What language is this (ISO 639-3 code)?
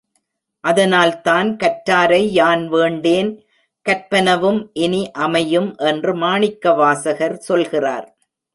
tam